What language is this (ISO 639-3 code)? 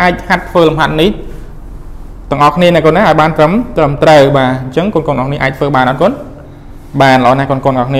vie